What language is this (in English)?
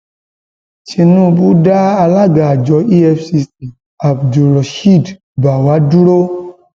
Yoruba